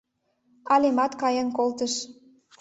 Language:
Mari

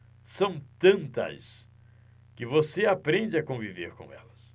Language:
Portuguese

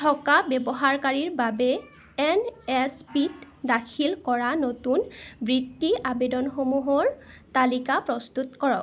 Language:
Assamese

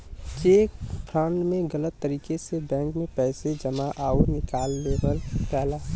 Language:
Bhojpuri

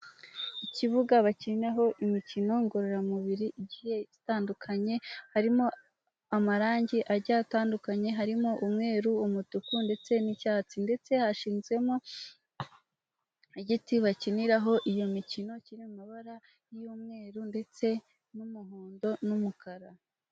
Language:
Kinyarwanda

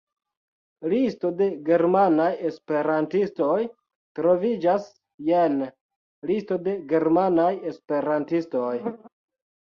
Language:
Esperanto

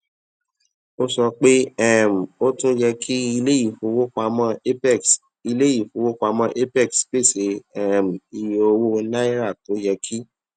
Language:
Yoruba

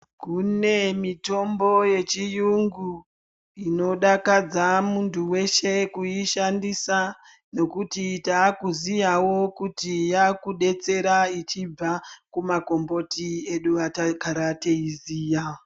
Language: Ndau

